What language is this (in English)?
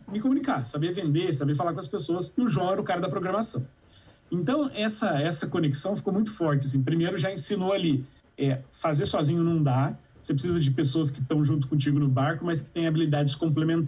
Portuguese